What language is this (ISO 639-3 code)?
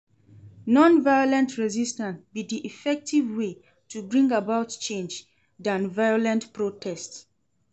pcm